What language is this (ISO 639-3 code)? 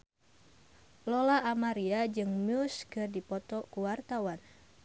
sun